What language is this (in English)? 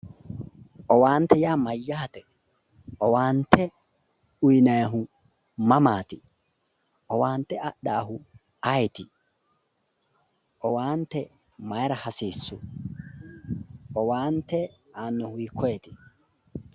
Sidamo